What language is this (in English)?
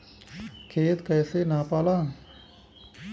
Bhojpuri